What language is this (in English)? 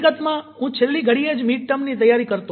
Gujarati